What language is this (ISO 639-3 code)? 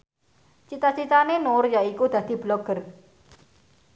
jav